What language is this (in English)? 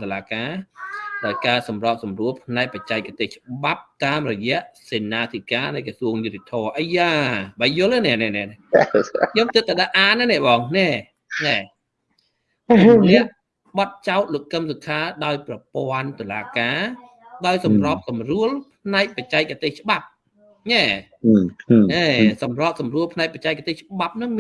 Vietnamese